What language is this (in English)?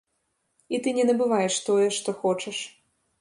Belarusian